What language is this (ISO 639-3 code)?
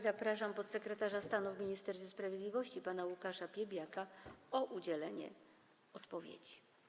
pol